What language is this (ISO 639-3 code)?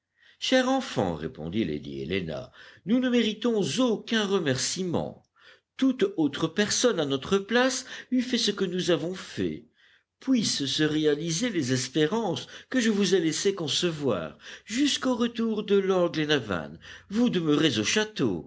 fra